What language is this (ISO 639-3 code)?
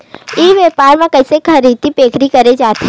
hne